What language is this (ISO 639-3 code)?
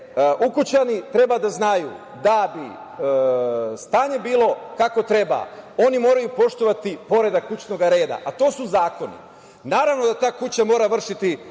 srp